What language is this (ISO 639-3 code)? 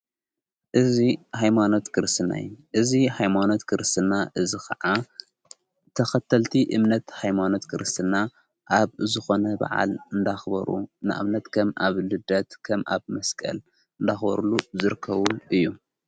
tir